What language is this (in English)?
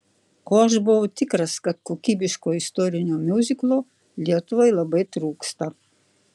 Lithuanian